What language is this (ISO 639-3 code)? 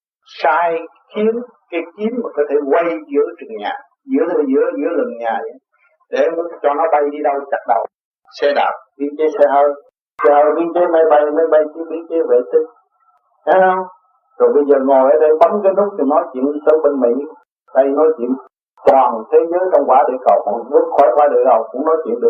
vie